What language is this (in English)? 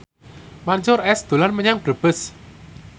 Javanese